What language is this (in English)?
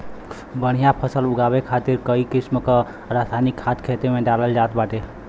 Bhojpuri